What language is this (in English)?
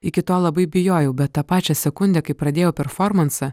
Lithuanian